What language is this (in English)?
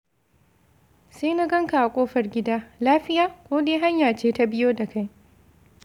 Hausa